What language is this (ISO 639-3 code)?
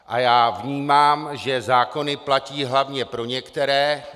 ces